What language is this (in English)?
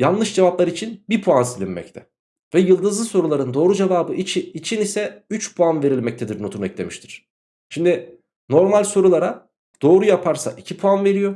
Turkish